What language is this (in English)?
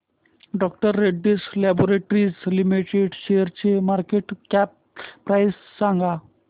Marathi